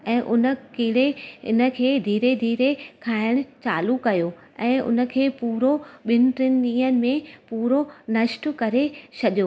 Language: Sindhi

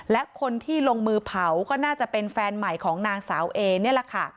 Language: Thai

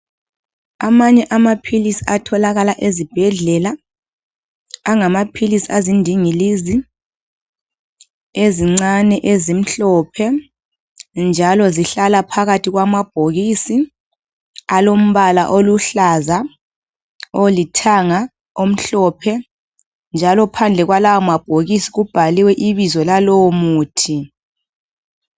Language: North Ndebele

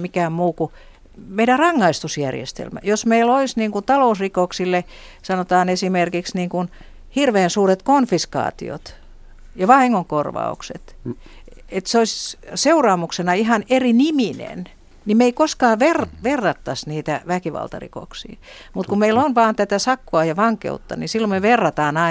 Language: Finnish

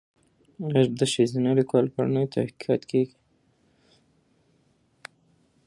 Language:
Pashto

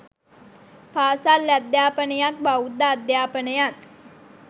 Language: Sinhala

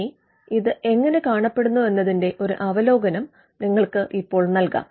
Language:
Malayalam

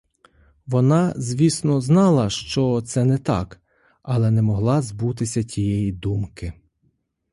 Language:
Ukrainian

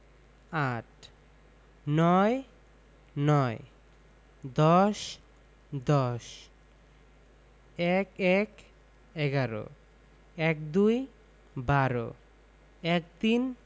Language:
Bangla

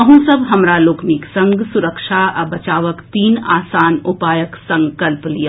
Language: Maithili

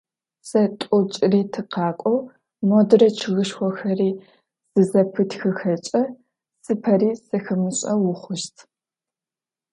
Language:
Adyghe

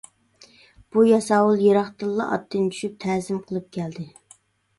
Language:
Uyghur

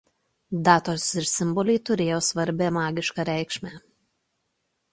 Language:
Lithuanian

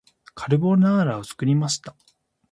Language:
Japanese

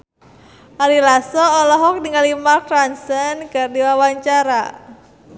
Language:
Sundanese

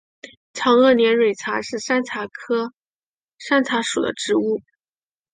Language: Chinese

